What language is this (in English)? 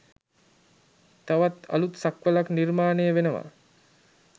Sinhala